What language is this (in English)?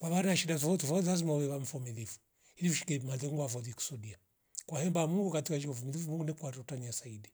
Rombo